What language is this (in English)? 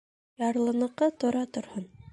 Bashkir